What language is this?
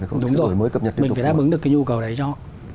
Vietnamese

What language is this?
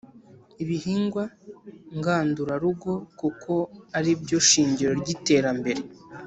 Kinyarwanda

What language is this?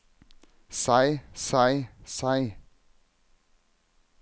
Norwegian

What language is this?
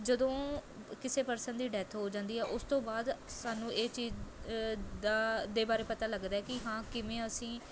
Punjabi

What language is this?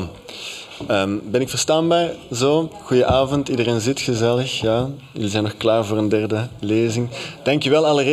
Dutch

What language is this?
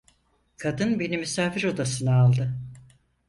Turkish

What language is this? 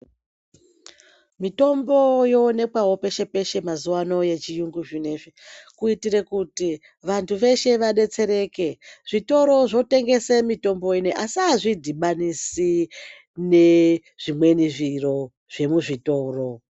Ndau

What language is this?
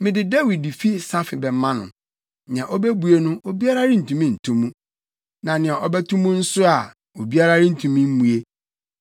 Akan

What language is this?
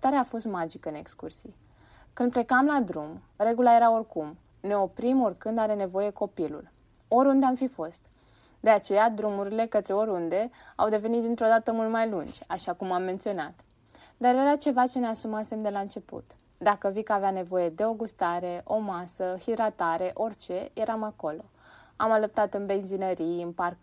Romanian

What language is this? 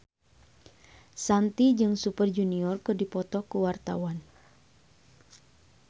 Sundanese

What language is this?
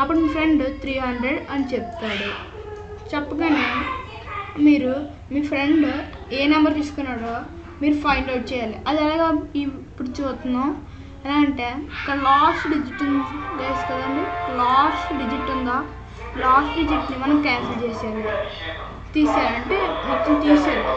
Telugu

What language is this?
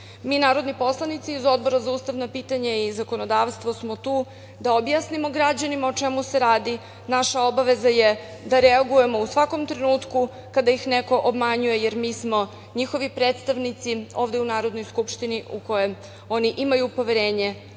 Serbian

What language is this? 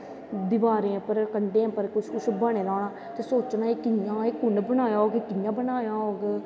Dogri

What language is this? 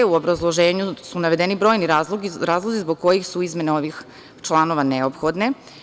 Serbian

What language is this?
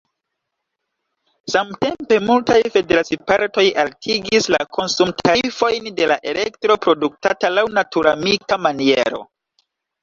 Esperanto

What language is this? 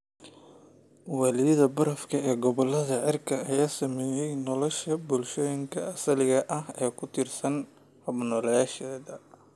Somali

